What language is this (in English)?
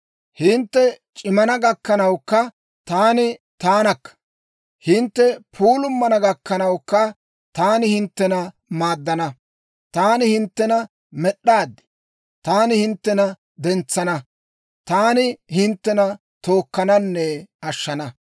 Dawro